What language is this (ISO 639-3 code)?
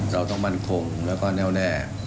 tha